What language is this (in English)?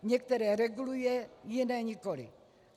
Czech